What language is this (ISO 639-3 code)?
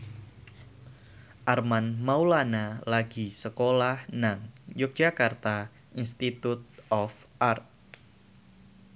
jav